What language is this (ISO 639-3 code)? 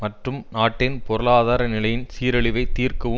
tam